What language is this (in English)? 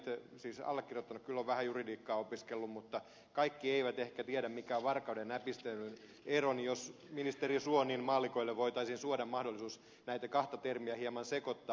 Finnish